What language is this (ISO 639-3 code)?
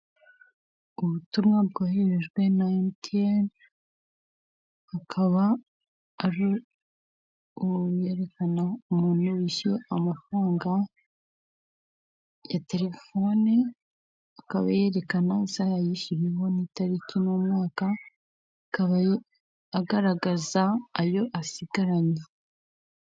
kin